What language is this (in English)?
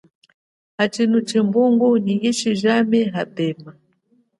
Chokwe